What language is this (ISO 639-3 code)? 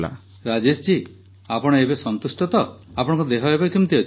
ori